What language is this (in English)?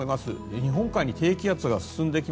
Japanese